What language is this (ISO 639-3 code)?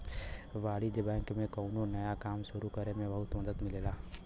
bho